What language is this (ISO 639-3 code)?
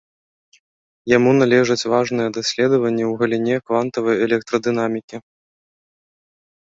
bel